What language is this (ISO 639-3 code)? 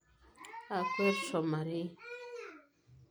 mas